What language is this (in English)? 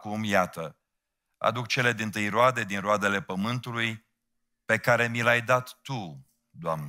Romanian